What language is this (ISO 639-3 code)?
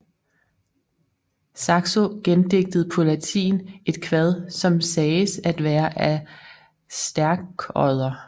dan